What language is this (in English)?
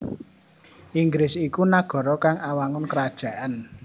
Javanese